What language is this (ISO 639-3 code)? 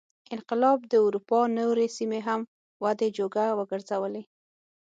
pus